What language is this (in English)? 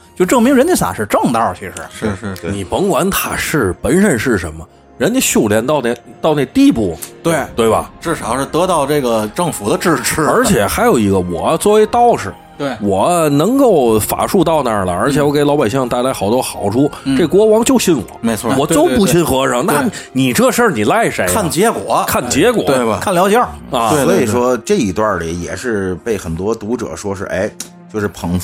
Chinese